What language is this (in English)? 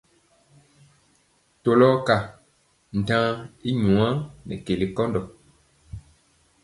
Mpiemo